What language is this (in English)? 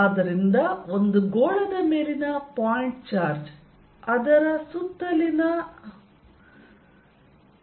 Kannada